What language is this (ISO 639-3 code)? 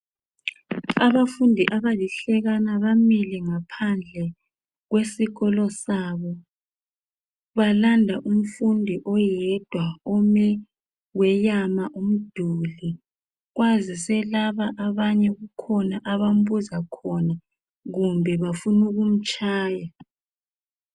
nde